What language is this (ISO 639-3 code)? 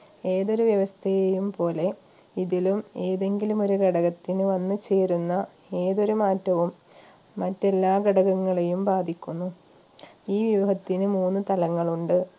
mal